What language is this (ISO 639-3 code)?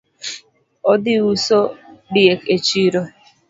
luo